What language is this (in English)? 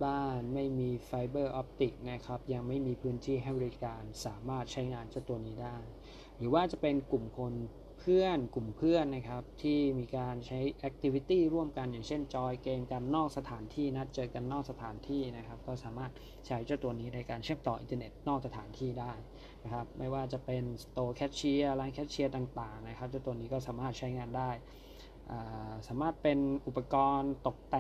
Thai